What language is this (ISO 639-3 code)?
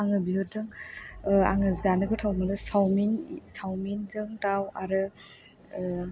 brx